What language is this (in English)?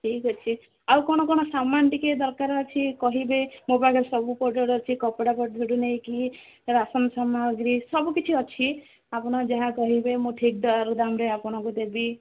Odia